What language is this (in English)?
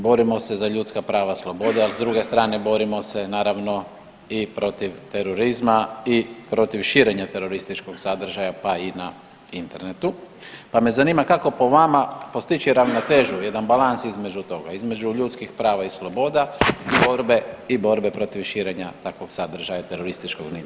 Croatian